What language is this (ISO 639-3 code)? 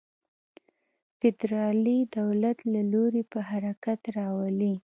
pus